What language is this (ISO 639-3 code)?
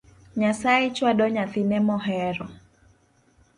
luo